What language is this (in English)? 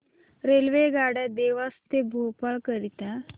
Marathi